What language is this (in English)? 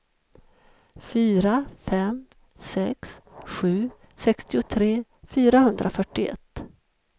Swedish